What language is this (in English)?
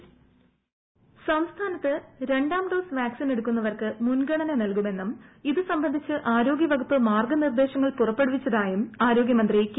Malayalam